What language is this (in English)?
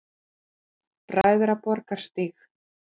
Icelandic